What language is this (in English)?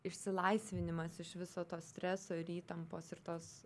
Lithuanian